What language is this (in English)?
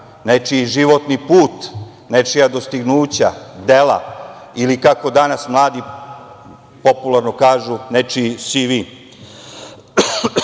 Serbian